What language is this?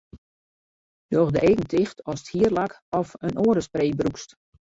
Western Frisian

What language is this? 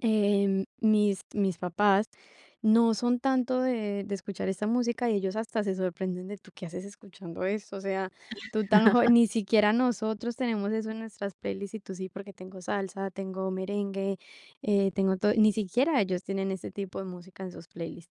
Spanish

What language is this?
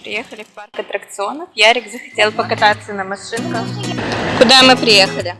Russian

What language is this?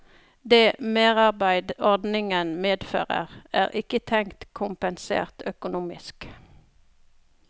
Norwegian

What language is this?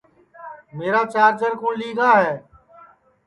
Sansi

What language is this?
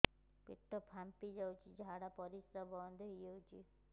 Odia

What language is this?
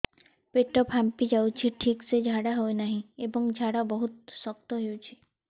Odia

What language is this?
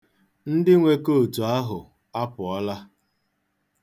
Igbo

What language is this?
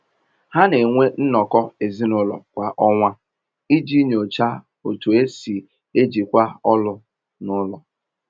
Igbo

